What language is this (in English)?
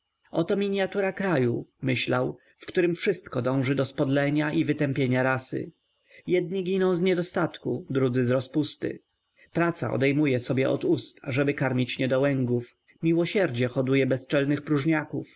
Polish